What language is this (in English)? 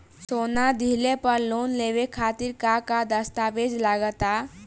Bhojpuri